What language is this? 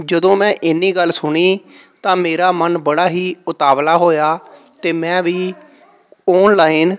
Punjabi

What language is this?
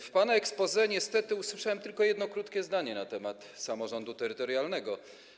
Polish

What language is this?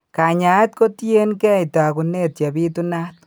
Kalenjin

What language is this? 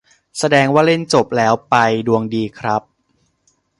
Thai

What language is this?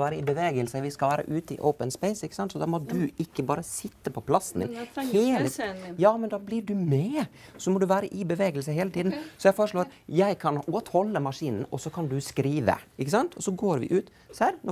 Norwegian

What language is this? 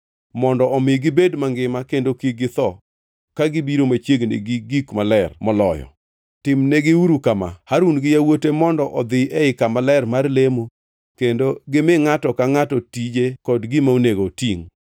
Luo (Kenya and Tanzania)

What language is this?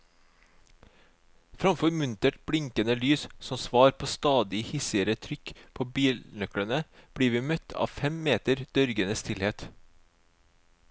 Norwegian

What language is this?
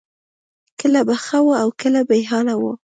Pashto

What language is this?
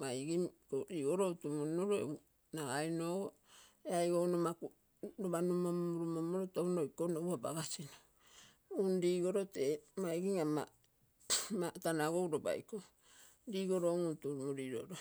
Terei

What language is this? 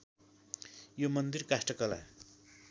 Nepali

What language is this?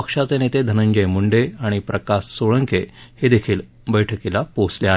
Marathi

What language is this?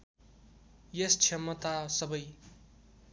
Nepali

